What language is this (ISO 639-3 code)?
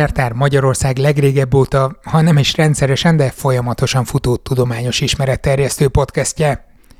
hun